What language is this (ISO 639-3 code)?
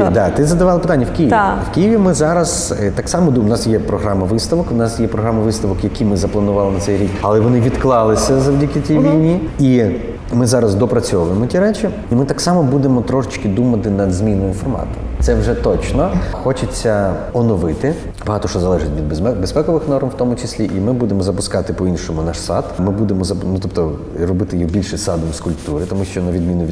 ukr